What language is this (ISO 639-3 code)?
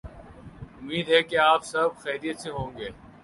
urd